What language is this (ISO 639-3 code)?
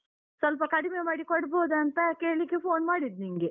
kan